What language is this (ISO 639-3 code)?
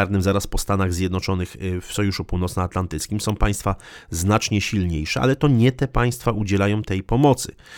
pol